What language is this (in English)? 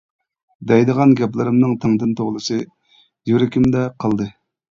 Uyghur